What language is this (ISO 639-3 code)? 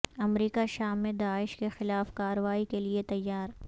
urd